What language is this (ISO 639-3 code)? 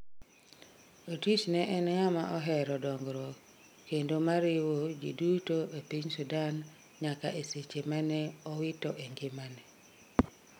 luo